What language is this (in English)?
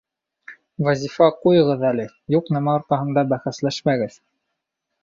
Bashkir